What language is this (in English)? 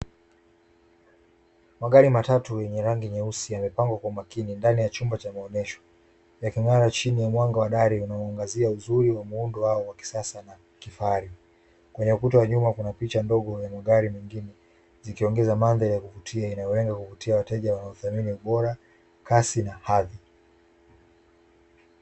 Swahili